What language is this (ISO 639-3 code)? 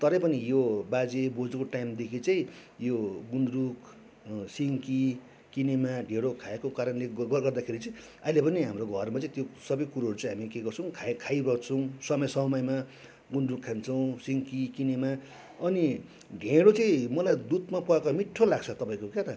nep